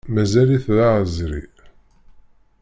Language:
Kabyle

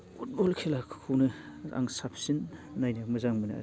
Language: Bodo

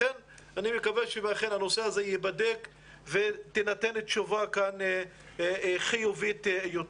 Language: Hebrew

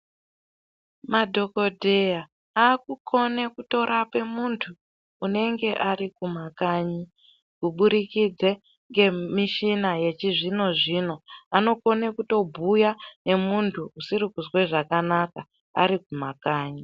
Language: Ndau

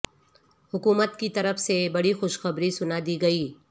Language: Urdu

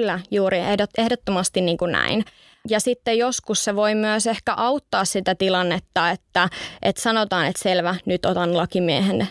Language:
Finnish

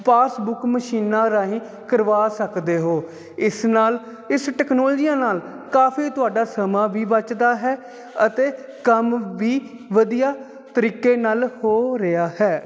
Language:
Punjabi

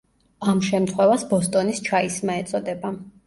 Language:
Georgian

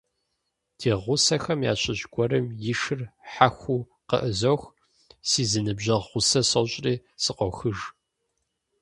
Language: Kabardian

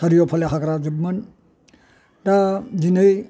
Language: Bodo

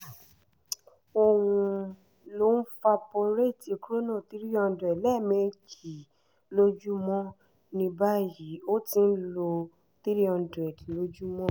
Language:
Yoruba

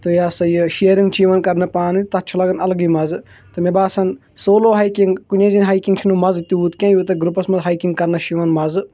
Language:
Kashmiri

